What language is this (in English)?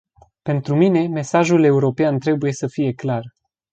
Romanian